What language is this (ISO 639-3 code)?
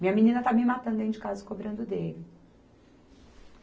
por